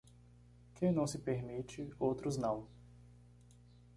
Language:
Portuguese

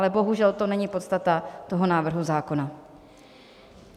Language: Czech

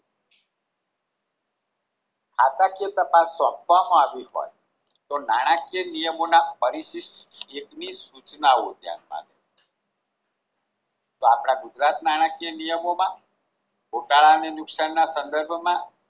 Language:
Gujarati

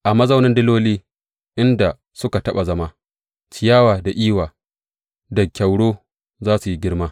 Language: Hausa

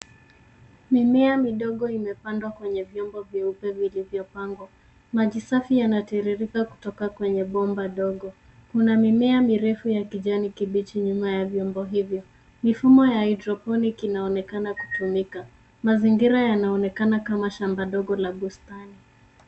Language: Swahili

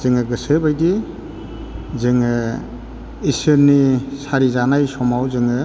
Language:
Bodo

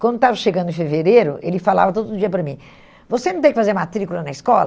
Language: Portuguese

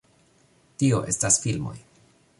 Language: Esperanto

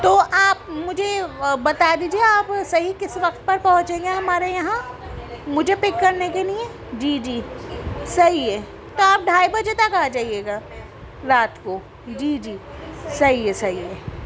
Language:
Urdu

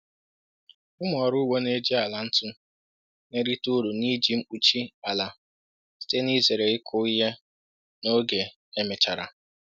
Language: Igbo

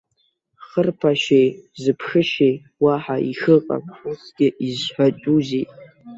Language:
Abkhazian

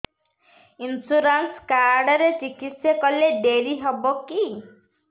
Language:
Odia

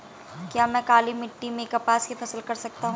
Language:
Hindi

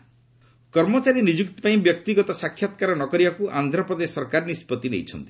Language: Odia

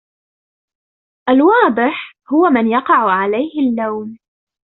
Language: Arabic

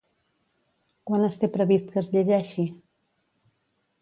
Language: Catalan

